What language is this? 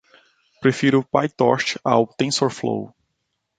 Portuguese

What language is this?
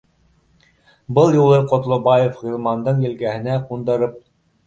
Bashkir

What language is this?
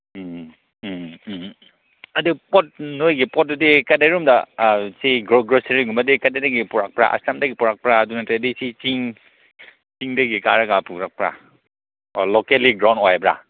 Manipuri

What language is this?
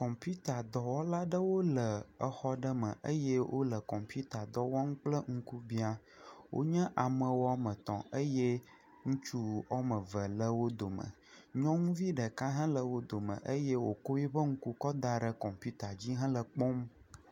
Ewe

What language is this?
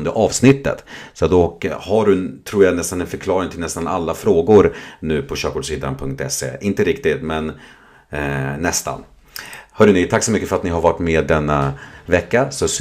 Swedish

